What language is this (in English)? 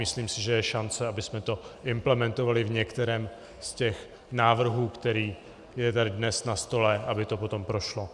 Czech